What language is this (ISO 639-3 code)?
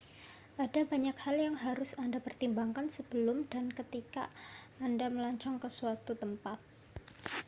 ind